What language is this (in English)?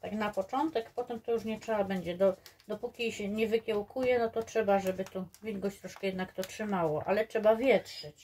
Polish